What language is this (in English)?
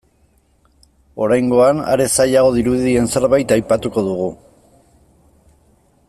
Basque